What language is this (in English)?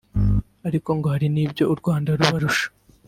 Kinyarwanda